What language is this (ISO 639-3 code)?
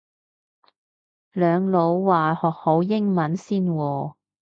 yue